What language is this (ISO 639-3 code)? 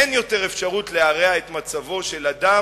heb